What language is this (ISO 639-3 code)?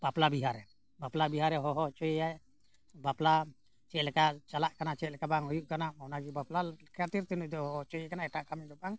sat